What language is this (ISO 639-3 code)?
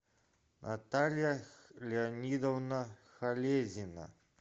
rus